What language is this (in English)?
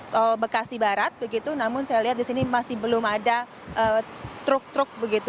Indonesian